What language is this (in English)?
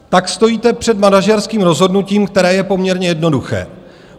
Czech